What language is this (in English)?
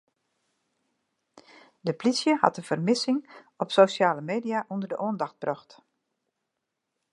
Western Frisian